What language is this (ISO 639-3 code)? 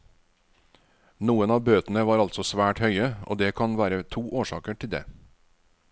nor